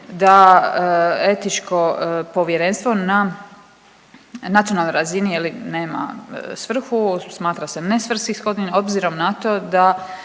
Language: Croatian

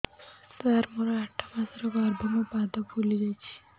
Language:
Odia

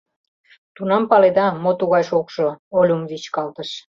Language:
Mari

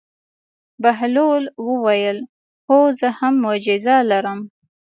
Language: Pashto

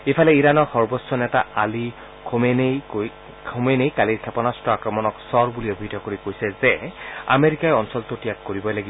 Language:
Assamese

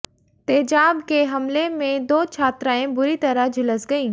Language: Hindi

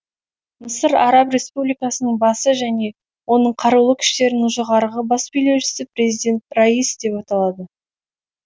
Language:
Kazakh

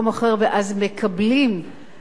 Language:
Hebrew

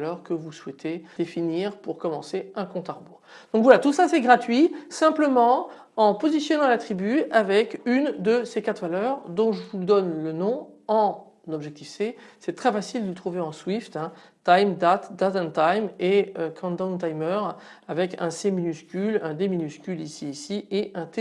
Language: French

